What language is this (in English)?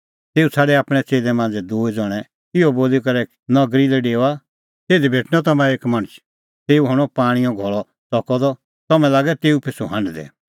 Kullu Pahari